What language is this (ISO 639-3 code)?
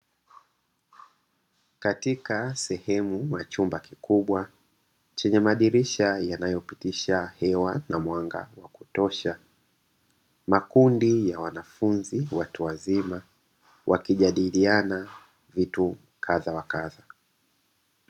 swa